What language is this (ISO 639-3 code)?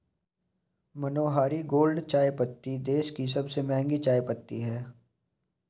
hin